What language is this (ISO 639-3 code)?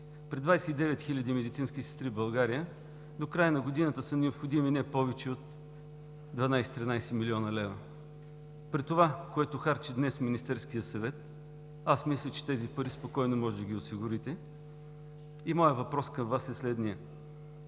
bul